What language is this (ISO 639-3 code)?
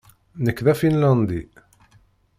kab